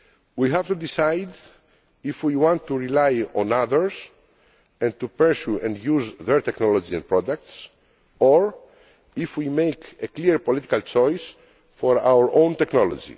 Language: English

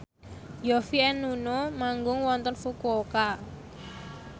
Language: Javanese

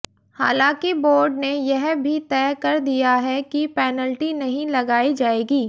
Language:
Hindi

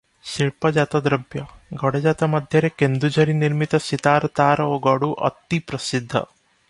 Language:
Odia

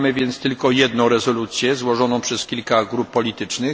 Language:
Polish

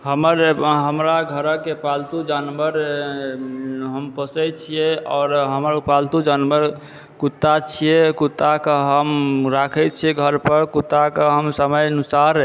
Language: Maithili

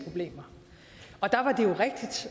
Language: Danish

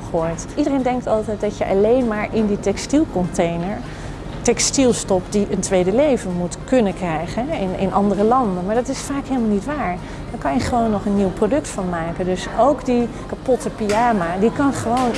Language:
Dutch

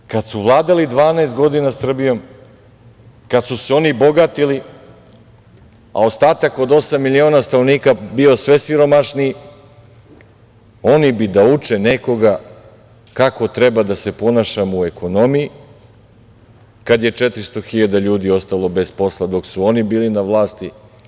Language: Serbian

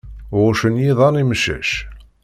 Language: Kabyle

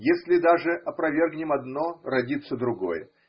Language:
Russian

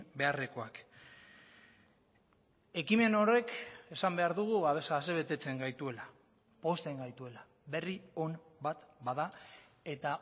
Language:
Basque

